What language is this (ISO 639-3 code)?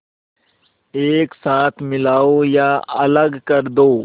hin